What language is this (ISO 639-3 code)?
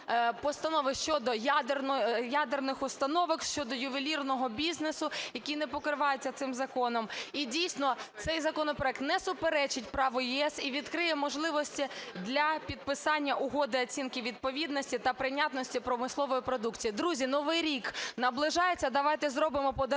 ukr